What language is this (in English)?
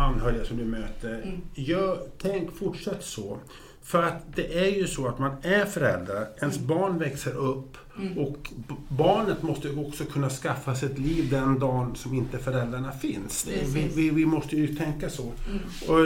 Swedish